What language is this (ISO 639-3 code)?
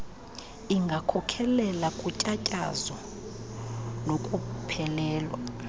xho